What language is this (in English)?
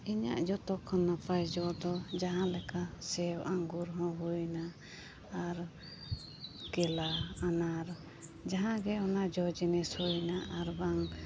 Santali